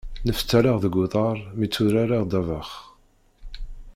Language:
Kabyle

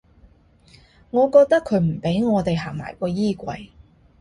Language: Cantonese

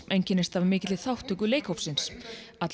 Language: Icelandic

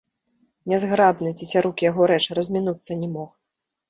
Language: Belarusian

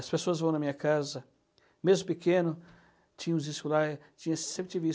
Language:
Portuguese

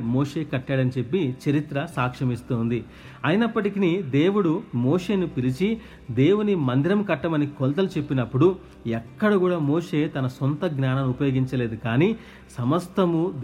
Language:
Telugu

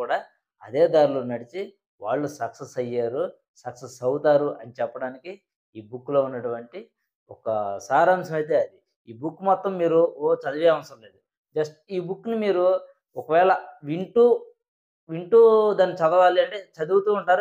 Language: Telugu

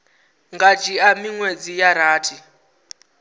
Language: Venda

